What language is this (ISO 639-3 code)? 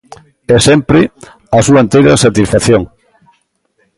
glg